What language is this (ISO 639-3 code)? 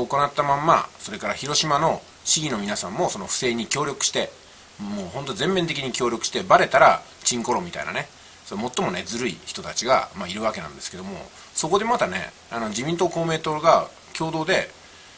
jpn